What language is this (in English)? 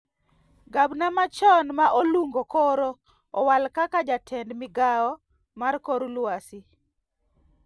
Luo (Kenya and Tanzania)